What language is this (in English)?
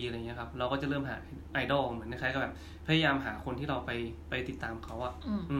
Thai